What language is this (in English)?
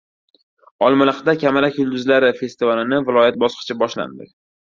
Uzbek